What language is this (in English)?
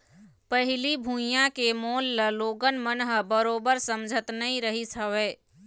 Chhattisgarhi